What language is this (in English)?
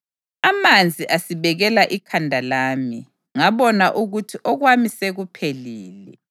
North Ndebele